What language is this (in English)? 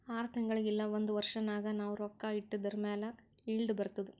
Kannada